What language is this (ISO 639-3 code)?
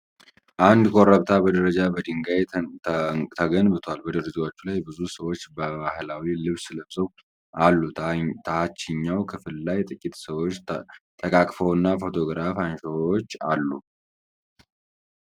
amh